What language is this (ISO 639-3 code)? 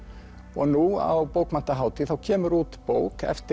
isl